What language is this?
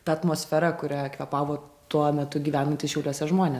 Lithuanian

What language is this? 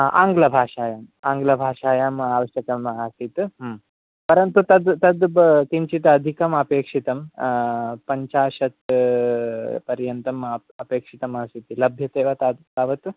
Sanskrit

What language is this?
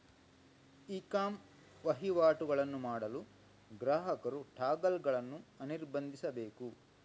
Kannada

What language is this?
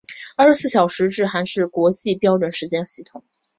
Chinese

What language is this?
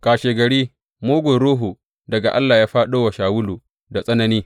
Hausa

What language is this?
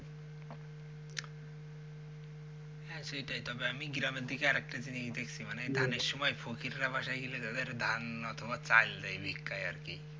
Bangla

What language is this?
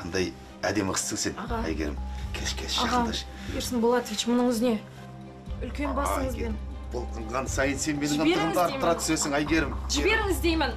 Turkish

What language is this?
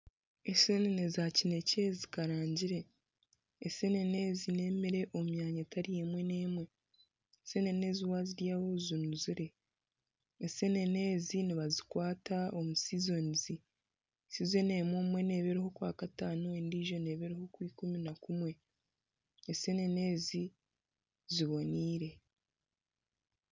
Nyankole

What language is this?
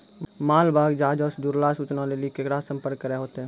Maithili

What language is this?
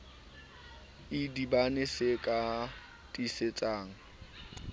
Southern Sotho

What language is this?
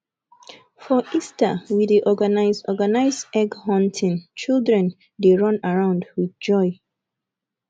Nigerian Pidgin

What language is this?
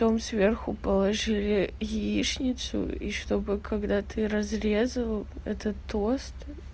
Russian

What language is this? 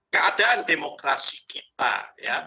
Indonesian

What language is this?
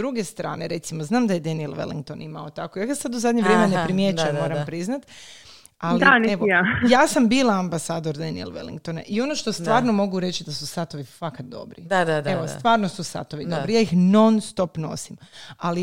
Croatian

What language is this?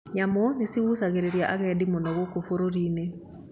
Kikuyu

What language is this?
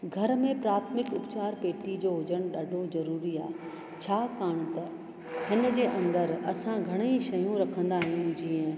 Sindhi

